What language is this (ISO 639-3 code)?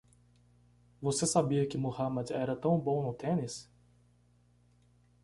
por